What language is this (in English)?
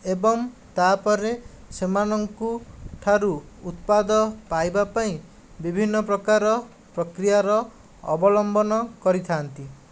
Odia